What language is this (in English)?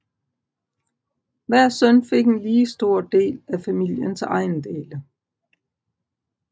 Danish